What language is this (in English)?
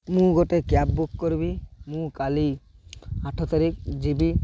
Odia